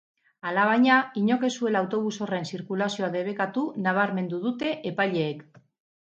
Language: Basque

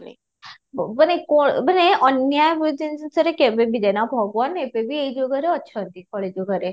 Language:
Odia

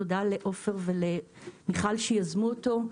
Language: Hebrew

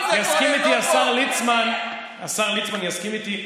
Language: Hebrew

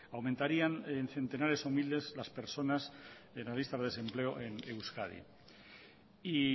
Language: Spanish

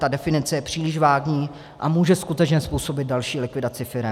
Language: Czech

